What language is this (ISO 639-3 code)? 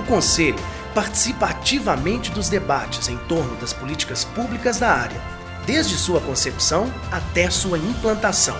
por